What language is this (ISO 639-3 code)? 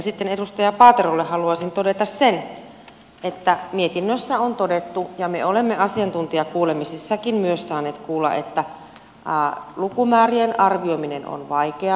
fin